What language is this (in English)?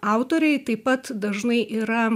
Lithuanian